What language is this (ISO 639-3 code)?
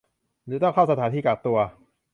tha